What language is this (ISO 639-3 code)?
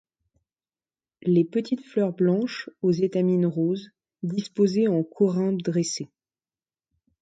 fra